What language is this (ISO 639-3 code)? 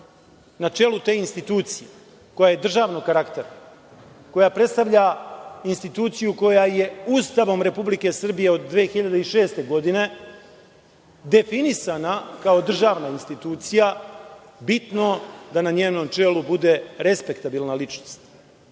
srp